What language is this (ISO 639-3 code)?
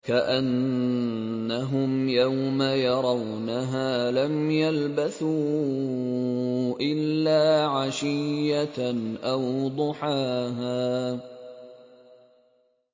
ara